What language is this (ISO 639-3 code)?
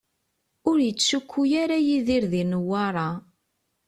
kab